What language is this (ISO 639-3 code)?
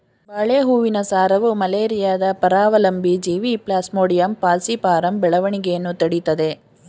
kan